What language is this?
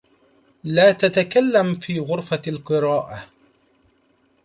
Arabic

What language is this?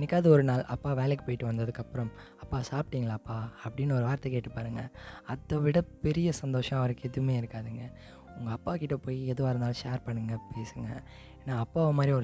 Tamil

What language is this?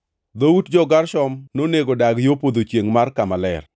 Luo (Kenya and Tanzania)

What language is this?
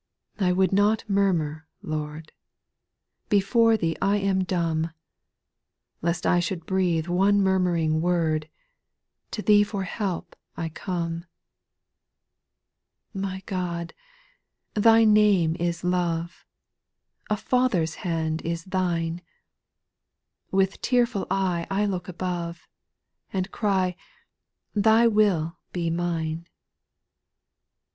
English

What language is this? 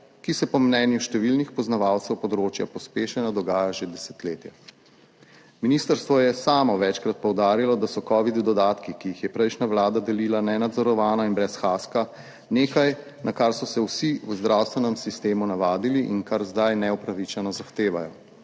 Slovenian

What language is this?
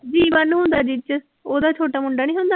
Punjabi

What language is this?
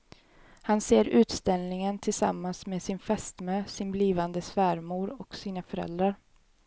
Swedish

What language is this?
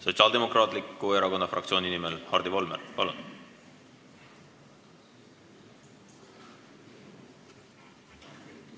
Estonian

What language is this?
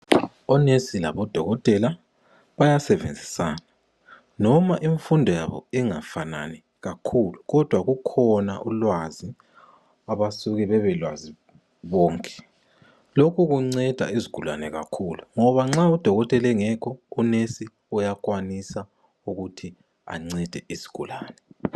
North Ndebele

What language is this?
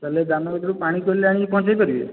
Odia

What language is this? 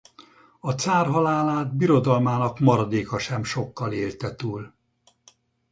Hungarian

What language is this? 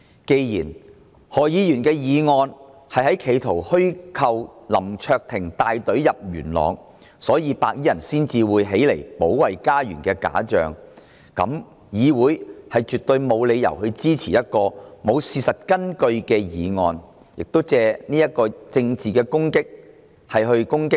Cantonese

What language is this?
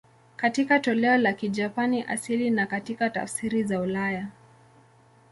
Swahili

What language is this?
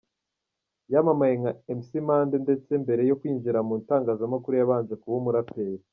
Kinyarwanda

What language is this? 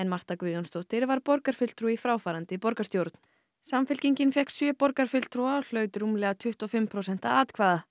Icelandic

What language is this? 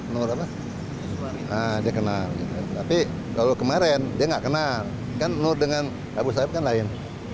Indonesian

